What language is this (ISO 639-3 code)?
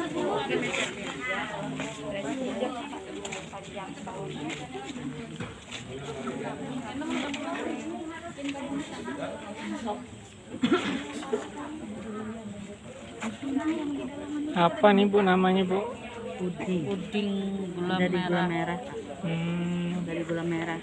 ind